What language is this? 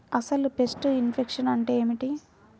Telugu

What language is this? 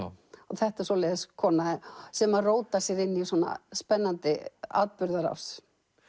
Icelandic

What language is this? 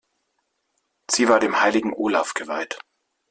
German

